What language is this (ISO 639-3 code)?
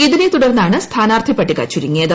mal